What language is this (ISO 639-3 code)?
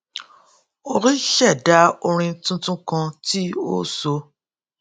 yor